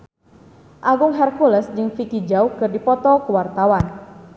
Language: Sundanese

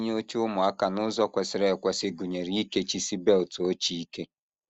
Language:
Igbo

